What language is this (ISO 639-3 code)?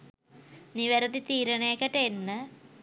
sin